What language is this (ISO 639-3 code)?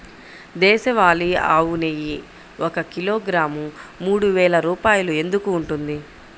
tel